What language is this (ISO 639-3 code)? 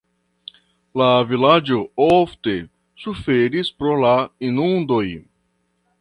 epo